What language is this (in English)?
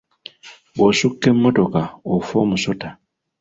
Ganda